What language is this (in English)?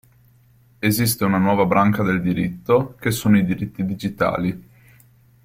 Italian